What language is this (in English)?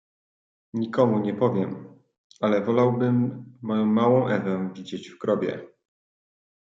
Polish